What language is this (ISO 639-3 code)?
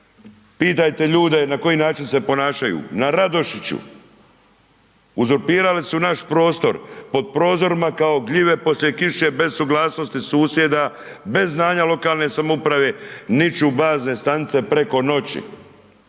hrv